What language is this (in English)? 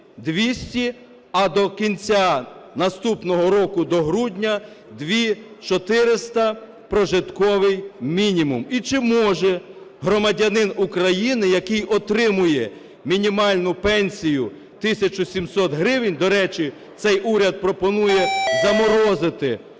Ukrainian